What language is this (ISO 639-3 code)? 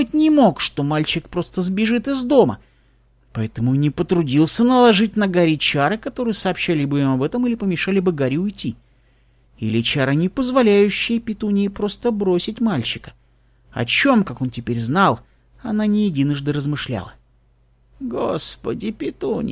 rus